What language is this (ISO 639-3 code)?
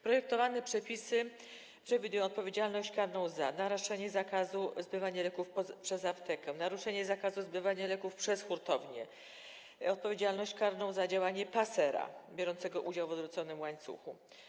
pol